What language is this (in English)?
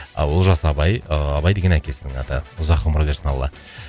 Kazakh